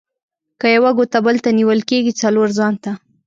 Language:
Pashto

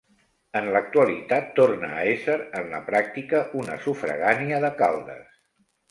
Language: Catalan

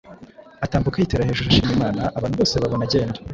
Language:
Kinyarwanda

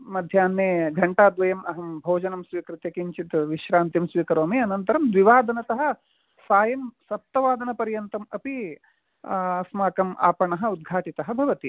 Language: Sanskrit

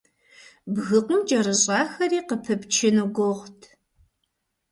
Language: Kabardian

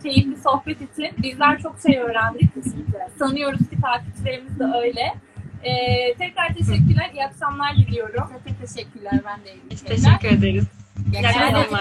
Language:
Turkish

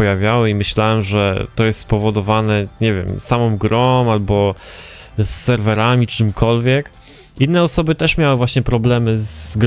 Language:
Polish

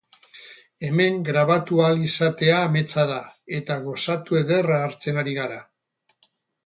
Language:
Basque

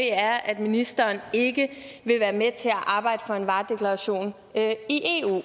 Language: Danish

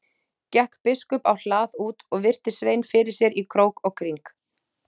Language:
Icelandic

